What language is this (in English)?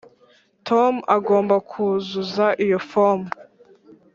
Kinyarwanda